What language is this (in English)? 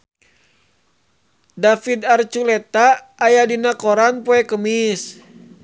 Sundanese